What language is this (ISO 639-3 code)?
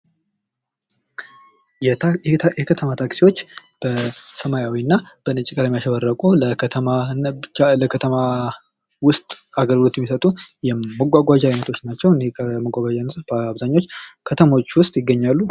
amh